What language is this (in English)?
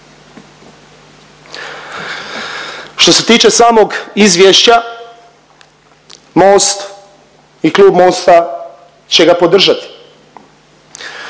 Croatian